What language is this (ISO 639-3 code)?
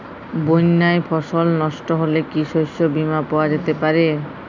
ben